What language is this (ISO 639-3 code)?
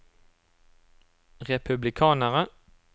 nor